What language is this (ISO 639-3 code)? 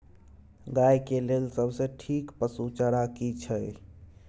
mai